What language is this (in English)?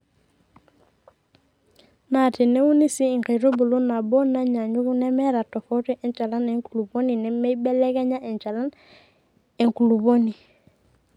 Masai